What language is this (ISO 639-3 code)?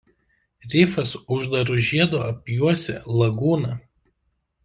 lit